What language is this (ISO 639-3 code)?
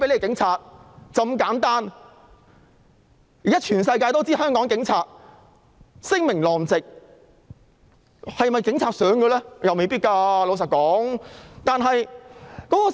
yue